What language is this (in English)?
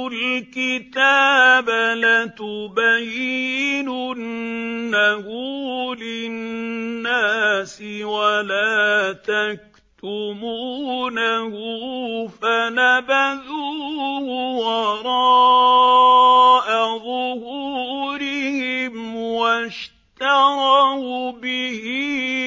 Arabic